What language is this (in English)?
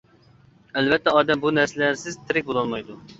Uyghur